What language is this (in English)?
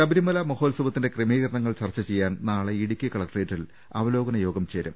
Malayalam